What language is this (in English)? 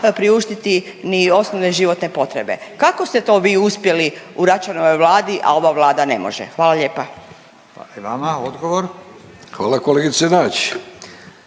Croatian